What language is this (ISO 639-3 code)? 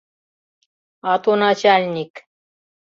chm